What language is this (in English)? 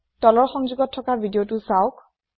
Assamese